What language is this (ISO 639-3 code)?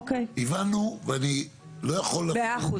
heb